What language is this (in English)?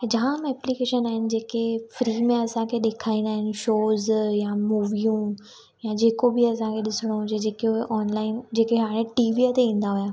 Sindhi